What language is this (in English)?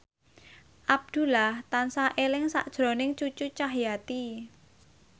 Javanese